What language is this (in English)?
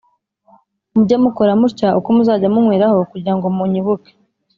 Kinyarwanda